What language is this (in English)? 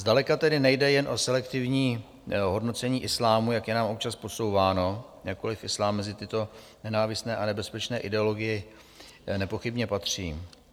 Czech